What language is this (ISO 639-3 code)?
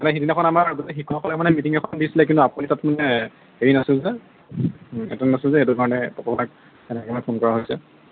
asm